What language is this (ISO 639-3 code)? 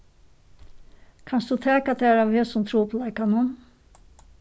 fao